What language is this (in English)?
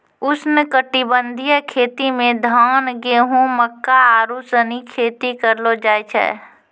Maithili